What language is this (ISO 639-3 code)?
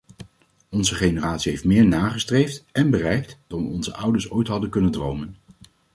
nld